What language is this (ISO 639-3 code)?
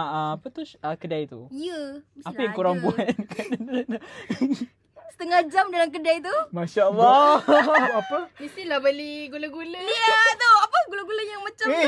msa